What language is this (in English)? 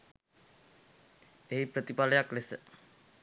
Sinhala